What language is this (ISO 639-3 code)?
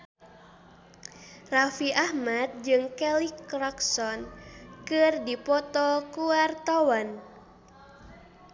sun